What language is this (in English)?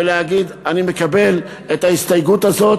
Hebrew